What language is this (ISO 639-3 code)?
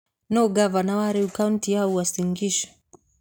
kik